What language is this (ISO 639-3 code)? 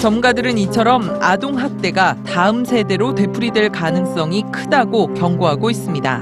kor